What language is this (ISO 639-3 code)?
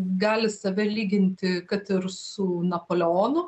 lit